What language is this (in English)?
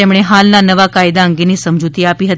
Gujarati